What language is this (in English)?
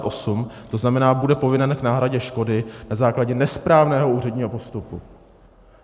Czech